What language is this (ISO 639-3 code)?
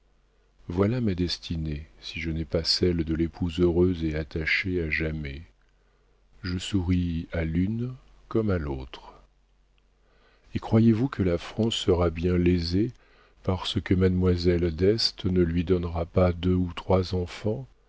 fra